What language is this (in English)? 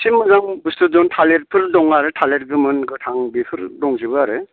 Bodo